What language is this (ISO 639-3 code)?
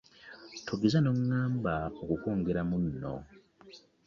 lug